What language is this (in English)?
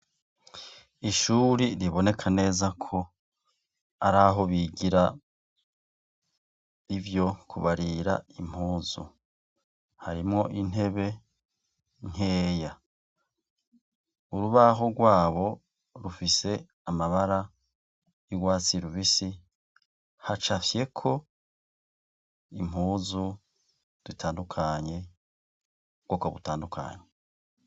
Rundi